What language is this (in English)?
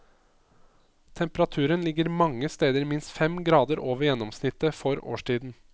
Norwegian